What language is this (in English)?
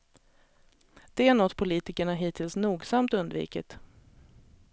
Swedish